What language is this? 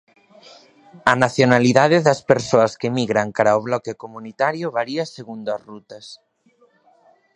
Galician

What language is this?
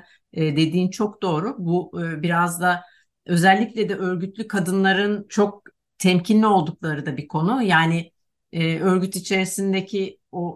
Turkish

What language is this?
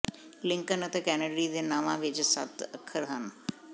Punjabi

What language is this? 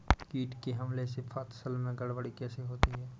Hindi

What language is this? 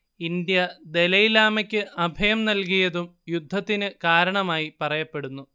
Malayalam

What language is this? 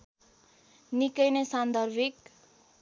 Nepali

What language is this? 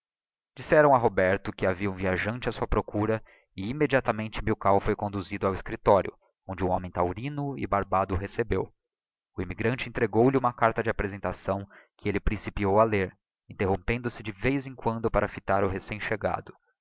Portuguese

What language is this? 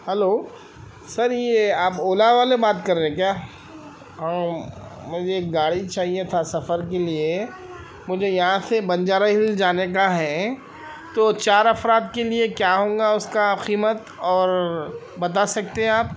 Urdu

